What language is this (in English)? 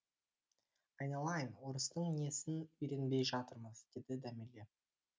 Kazakh